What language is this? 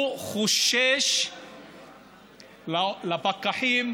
Hebrew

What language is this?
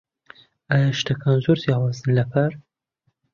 Central Kurdish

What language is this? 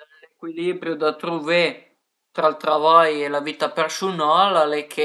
Piedmontese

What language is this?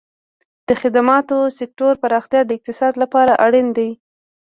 Pashto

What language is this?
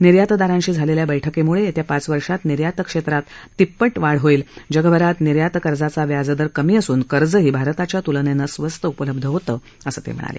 Marathi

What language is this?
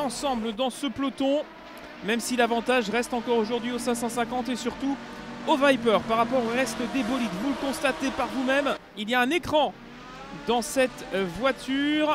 French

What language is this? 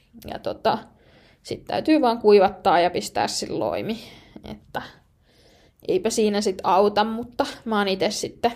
Finnish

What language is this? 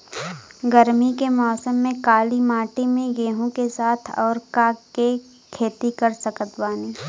Bhojpuri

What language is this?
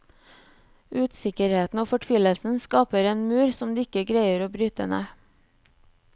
Norwegian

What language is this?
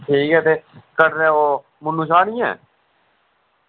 Dogri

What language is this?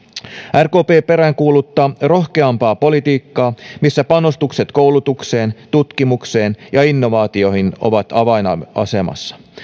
Finnish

